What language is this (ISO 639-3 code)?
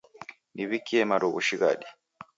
dav